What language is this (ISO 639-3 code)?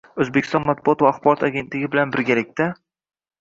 uzb